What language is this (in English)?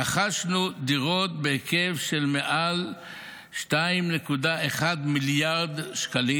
Hebrew